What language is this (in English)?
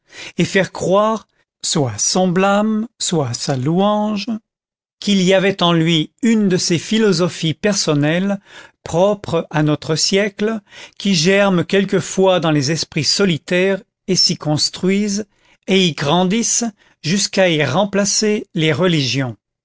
French